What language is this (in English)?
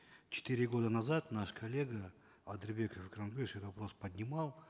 Kazakh